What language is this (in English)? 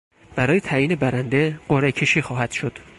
Persian